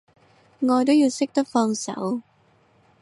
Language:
Cantonese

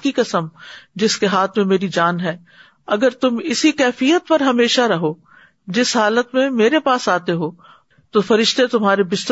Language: Urdu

